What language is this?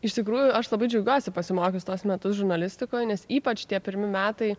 Lithuanian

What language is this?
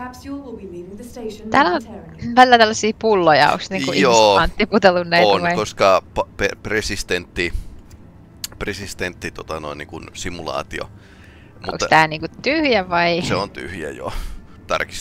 Finnish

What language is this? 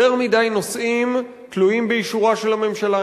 Hebrew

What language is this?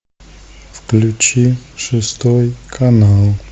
Russian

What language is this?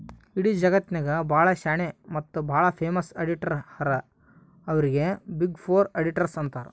Kannada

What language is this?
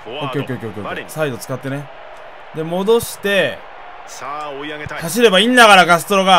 Japanese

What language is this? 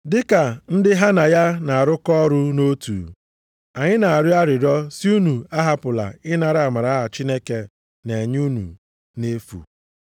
Igbo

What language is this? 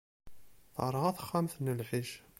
Kabyle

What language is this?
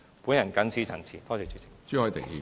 Cantonese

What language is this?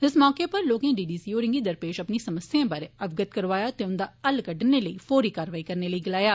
Dogri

